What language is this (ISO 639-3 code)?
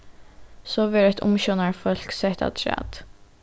fao